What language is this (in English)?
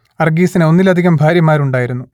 Malayalam